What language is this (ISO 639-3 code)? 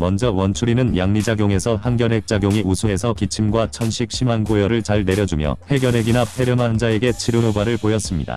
kor